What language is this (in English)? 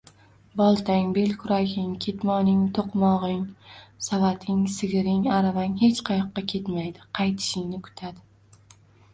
Uzbek